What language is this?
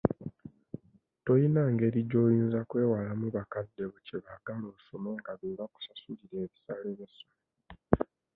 Ganda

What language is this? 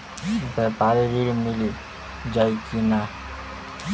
Bhojpuri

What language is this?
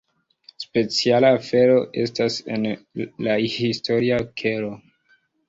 Esperanto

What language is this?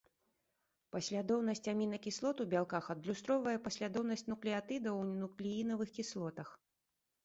Belarusian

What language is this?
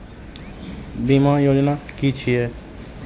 Maithili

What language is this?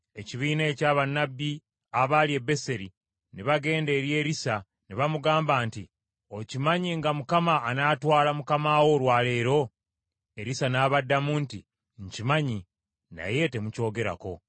Ganda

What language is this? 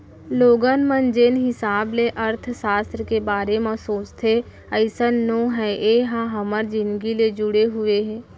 Chhattisgarhi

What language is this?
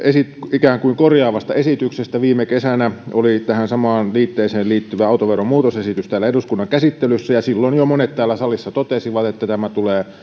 Finnish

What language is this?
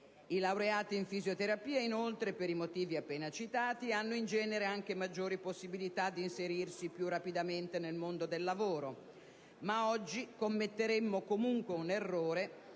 Italian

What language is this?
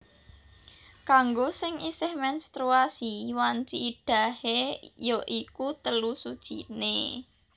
Javanese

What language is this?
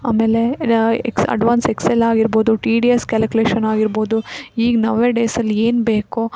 Kannada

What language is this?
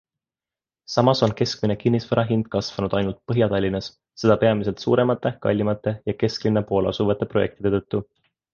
Estonian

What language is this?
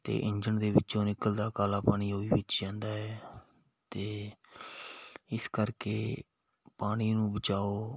Punjabi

